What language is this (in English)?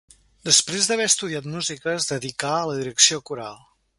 Catalan